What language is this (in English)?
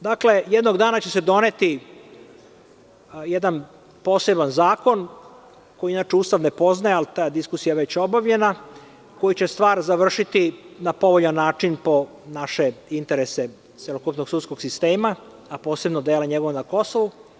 Serbian